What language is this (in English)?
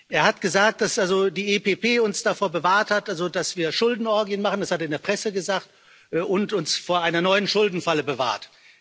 German